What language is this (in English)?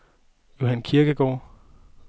Danish